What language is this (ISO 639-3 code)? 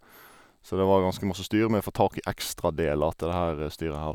nor